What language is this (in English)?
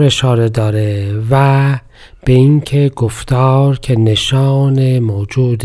Persian